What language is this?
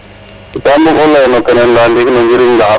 Serer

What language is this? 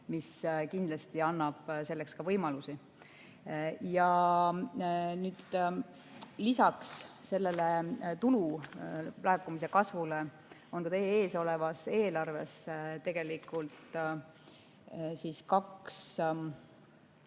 Estonian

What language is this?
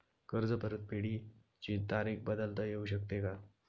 Marathi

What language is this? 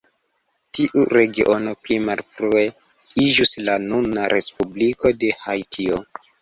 Esperanto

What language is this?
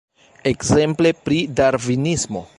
Esperanto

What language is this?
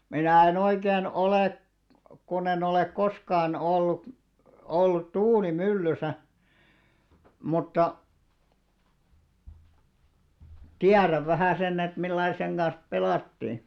Finnish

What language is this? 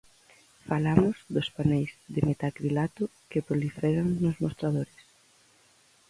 Galician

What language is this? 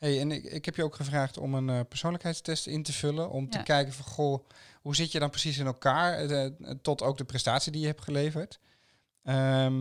Dutch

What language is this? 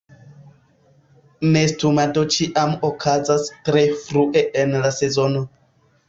Esperanto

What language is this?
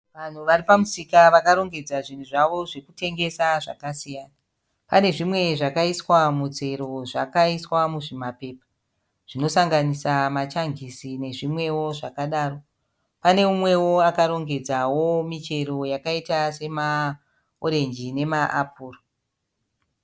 Shona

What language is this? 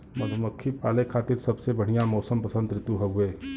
Bhojpuri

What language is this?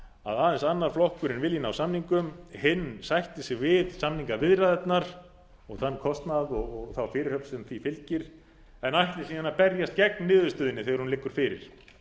Icelandic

